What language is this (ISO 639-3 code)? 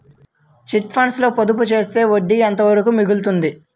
tel